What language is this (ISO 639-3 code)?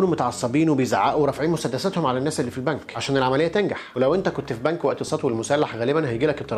ara